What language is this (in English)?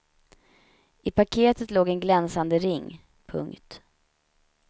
Swedish